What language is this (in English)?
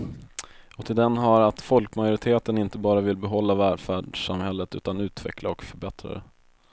Swedish